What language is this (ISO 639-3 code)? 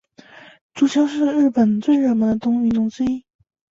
zho